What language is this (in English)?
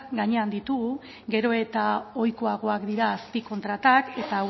Basque